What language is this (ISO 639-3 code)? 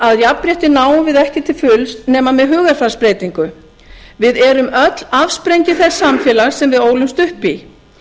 isl